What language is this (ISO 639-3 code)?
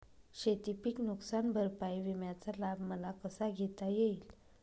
mar